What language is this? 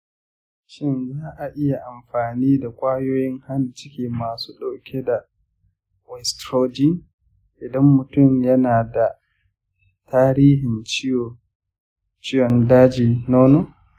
Hausa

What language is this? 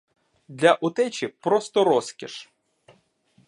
Ukrainian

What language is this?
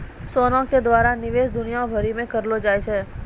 Maithili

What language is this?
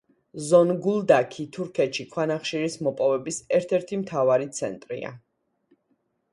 Georgian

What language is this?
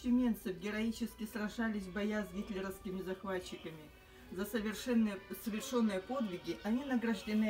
Russian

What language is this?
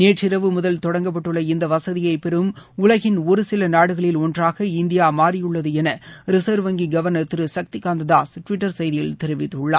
Tamil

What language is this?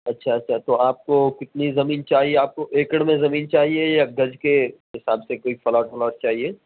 Urdu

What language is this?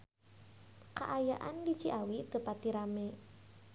Sundanese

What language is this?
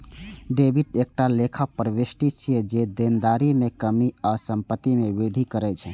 Maithili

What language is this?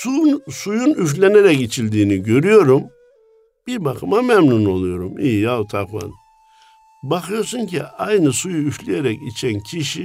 Turkish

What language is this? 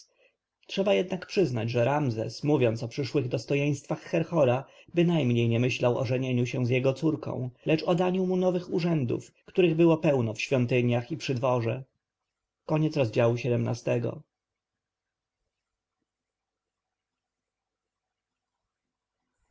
Polish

